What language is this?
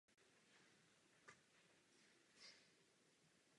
Czech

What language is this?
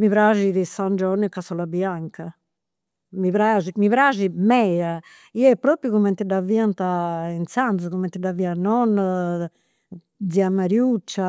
Campidanese Sardinian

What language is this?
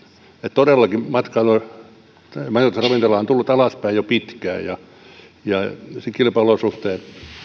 Finnish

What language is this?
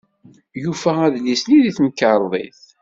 Kabyle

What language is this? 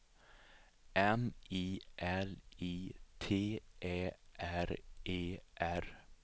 Swedish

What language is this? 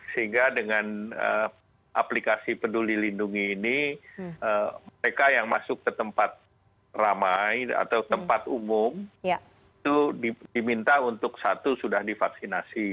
Indonesian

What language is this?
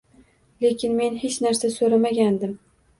Uzbek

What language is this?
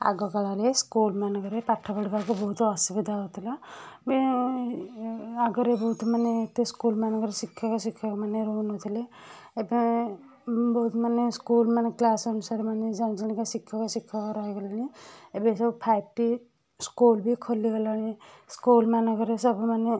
Odia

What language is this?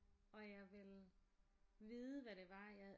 Danish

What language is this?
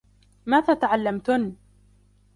Arabic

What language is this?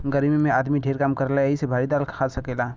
Bhojpuri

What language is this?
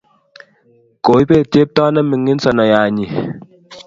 Kalenjin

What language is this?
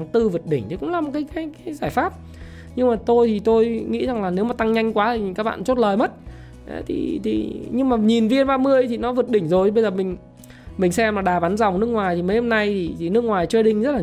Vietnamese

